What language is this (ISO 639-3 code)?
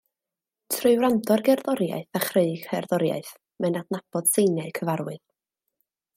cym